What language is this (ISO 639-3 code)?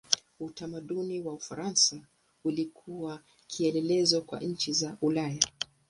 swa